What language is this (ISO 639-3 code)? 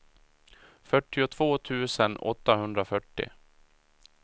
swe